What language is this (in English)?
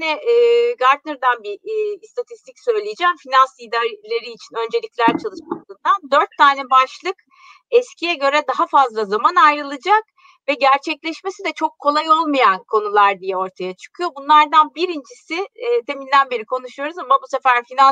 Turkish